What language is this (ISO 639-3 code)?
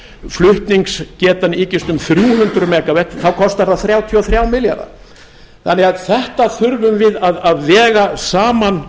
isl